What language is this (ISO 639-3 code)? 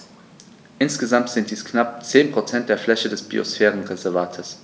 deu